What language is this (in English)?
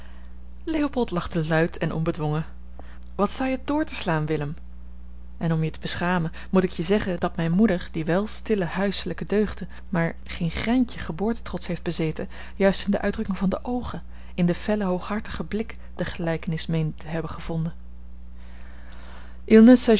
Dutch